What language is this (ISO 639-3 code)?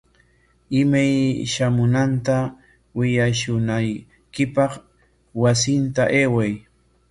qwa